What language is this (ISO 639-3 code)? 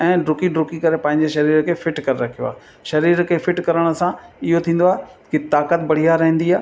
snd